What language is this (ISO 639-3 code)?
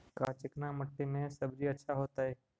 mag